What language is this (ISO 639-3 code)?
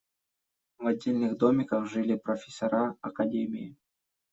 rus